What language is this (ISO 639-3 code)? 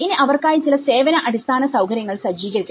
mal